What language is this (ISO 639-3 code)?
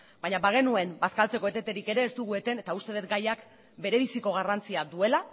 eus